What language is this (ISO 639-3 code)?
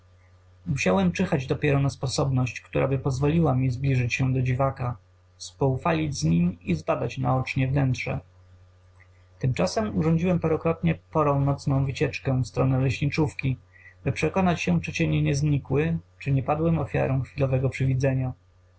pol